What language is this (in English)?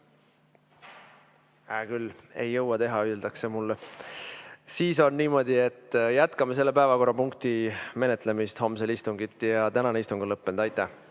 Estonian